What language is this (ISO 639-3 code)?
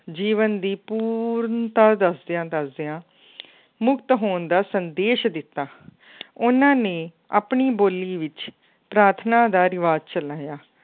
pan